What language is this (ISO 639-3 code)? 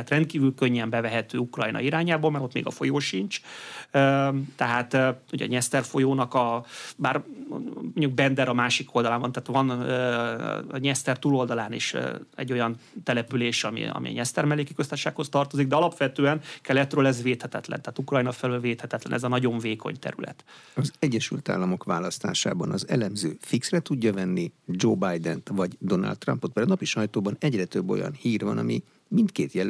hun